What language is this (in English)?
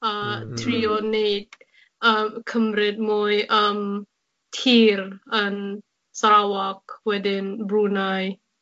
Welsh